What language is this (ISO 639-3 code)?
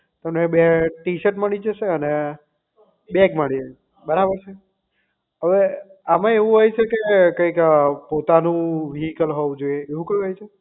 guj